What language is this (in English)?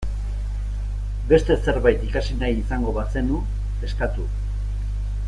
Basque